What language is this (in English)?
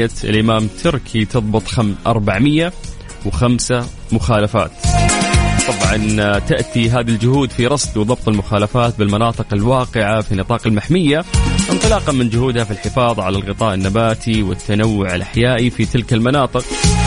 Arabic